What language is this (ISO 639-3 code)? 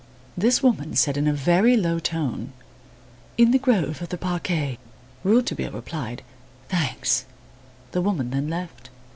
eng